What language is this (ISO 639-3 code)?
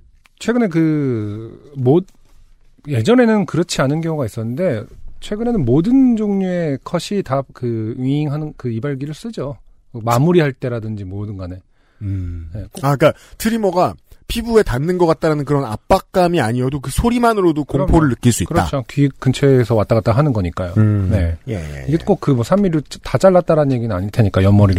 kor